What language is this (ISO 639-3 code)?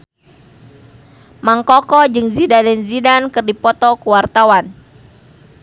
sun